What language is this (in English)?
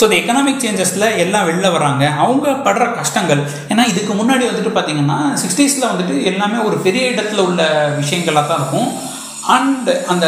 Tamil